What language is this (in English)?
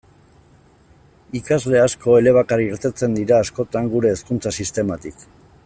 Basque